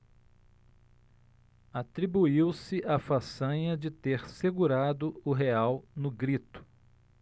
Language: Portuguese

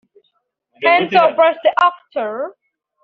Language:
Kinyarwanda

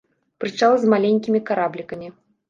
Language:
Belarusian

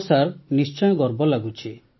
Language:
Odia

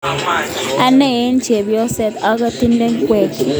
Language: Kalenjin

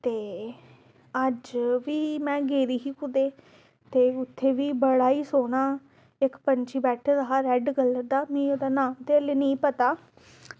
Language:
Dogri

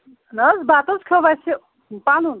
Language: Kashmiri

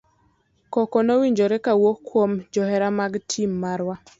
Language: Luo (Kenya and Tanzania)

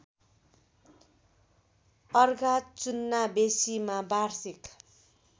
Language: Nepali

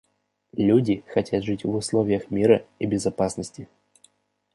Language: Russian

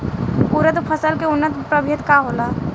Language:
Bhojpuri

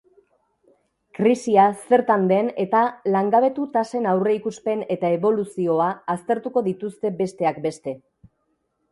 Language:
Basque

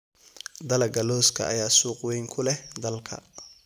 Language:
Somali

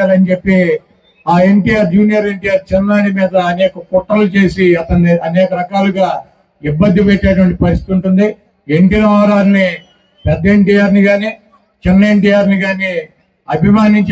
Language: Telugu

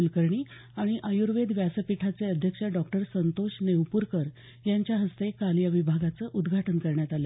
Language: Marathi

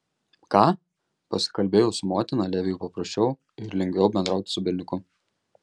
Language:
Lithuanian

